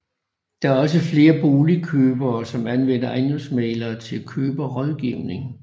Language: Danish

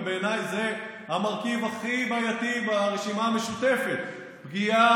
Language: Hebrew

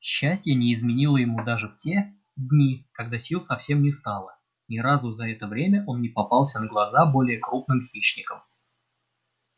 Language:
Russian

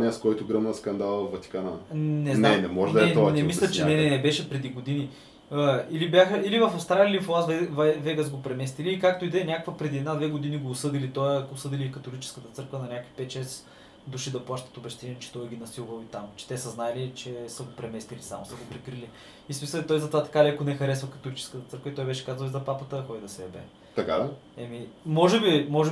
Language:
Bulgarian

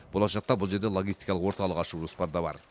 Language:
Kazakh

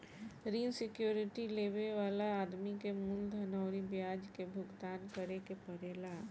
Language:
Bhojpuri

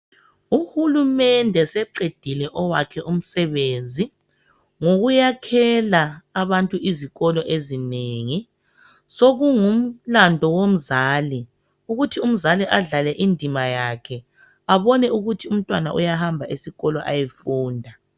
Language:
North Ndebele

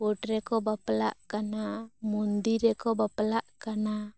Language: Santali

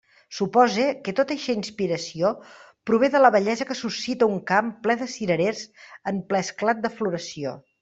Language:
Catalan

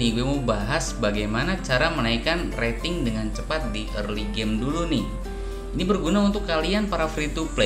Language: Indonesian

